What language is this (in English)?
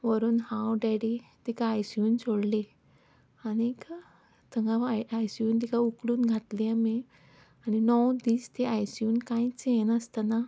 Konkani